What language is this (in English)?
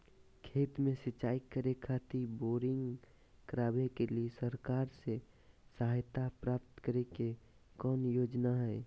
Magahi